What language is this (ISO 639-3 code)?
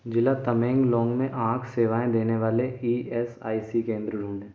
hin